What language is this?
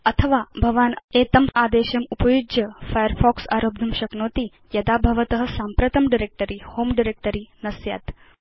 Sanskrit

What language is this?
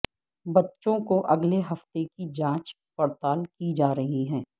Urdu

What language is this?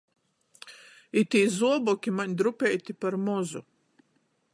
Latgalian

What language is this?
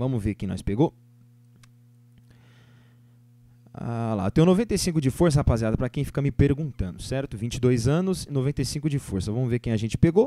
Portuguese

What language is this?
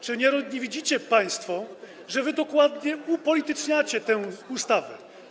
Polish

